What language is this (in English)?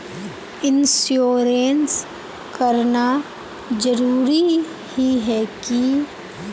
Magahi